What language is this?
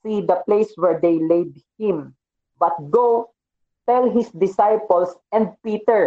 Filipino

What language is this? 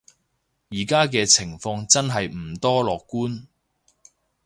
Cantonese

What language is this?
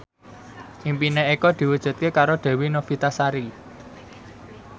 Javanese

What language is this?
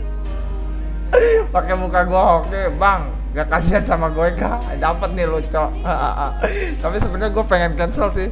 Indonesian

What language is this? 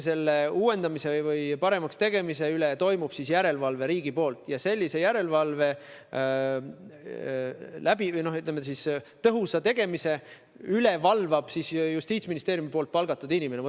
Estonian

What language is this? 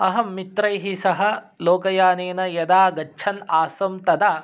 Sanskrit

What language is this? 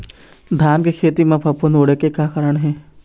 Chhattisgarhi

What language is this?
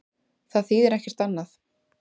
Icelandic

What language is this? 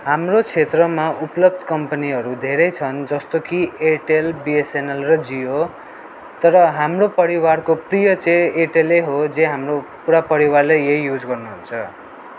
Nepali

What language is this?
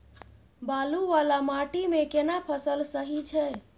Maithili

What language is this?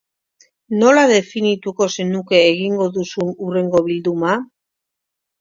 Basque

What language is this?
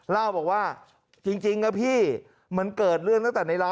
Thai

